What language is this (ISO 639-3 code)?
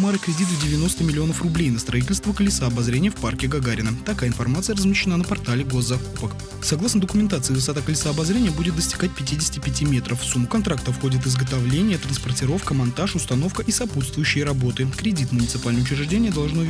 rus